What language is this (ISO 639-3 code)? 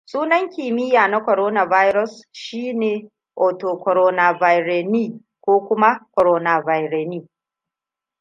hau